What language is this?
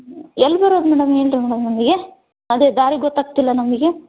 Kannada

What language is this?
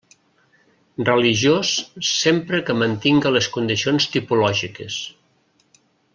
Catalan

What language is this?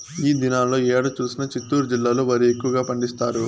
Telugu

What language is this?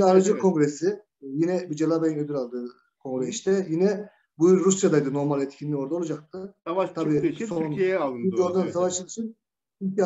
Turkish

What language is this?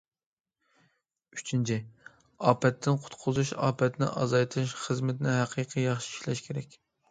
Uyghur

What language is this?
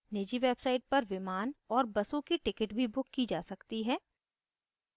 Hindi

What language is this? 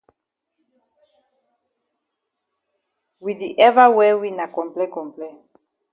Cameroon Pidgin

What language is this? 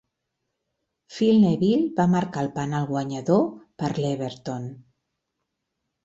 Catalan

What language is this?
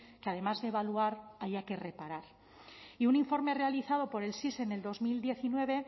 Spanish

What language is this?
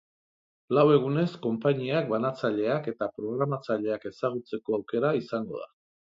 Basque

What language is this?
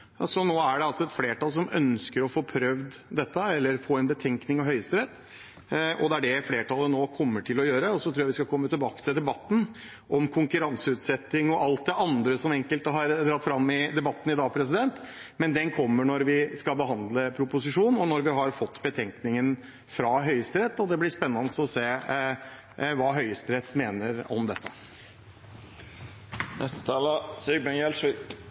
Norwegian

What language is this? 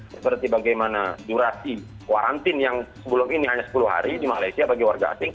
Indonesian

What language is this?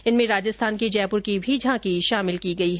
Hindi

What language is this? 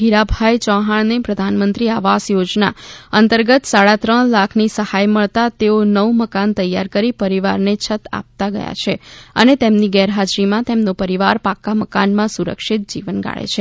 Gujarati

